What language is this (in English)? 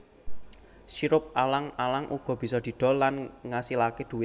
Javanese